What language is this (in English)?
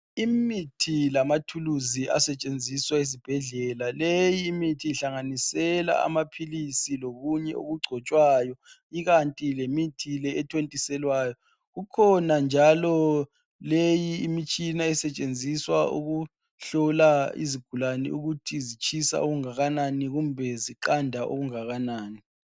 North Ndebele